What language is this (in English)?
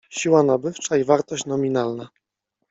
Polish